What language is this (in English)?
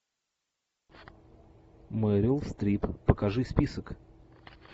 Russian